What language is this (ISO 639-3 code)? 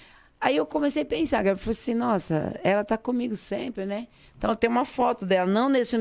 por